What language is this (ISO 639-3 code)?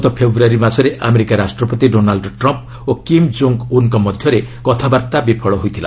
ori